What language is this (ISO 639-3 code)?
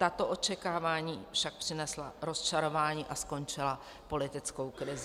ces